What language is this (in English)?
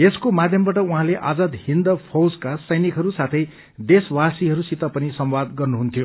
Nepali